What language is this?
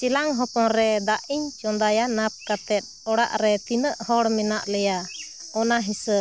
Santali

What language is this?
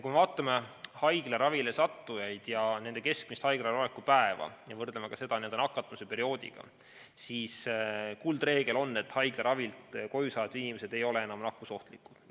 Estonian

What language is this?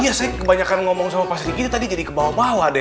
Indonesian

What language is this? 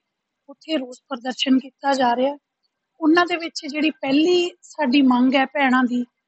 Punjabi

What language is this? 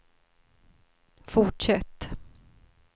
Swedish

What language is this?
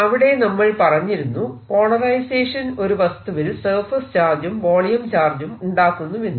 Malayalam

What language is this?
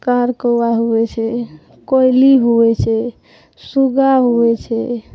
Maithili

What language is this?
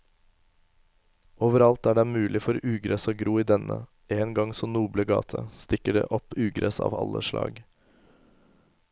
Norwegian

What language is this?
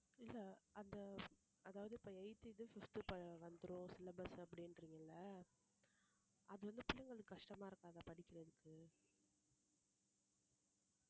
Tamil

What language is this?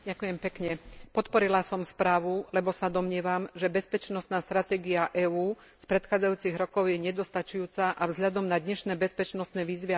Slovak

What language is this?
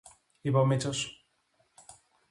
Greek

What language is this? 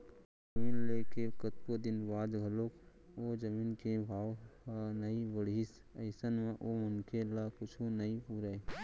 Chhattisgarhi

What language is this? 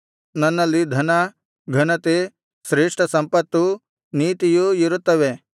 Kannada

